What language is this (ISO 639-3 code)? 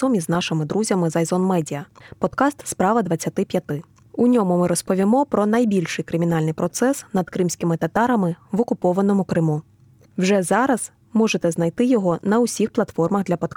ukr